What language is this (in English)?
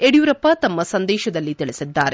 Kannada